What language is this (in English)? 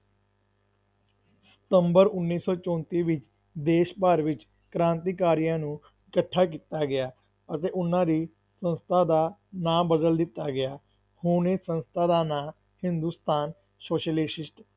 Punjabi